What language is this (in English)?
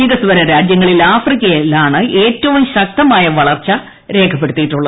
Malayalam